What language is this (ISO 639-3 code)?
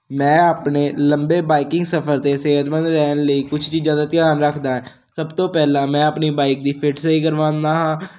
pan